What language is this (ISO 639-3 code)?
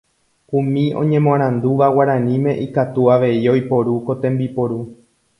grn